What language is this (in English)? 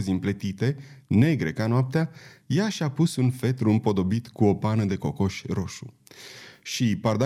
Romanian